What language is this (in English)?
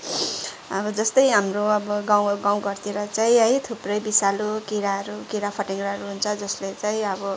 Nepali